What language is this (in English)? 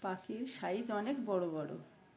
Bangla